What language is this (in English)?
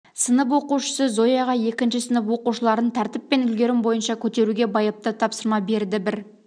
Kazakh